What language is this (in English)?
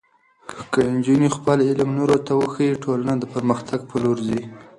Pashto